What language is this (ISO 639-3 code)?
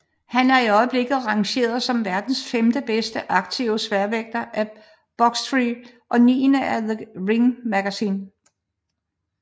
dan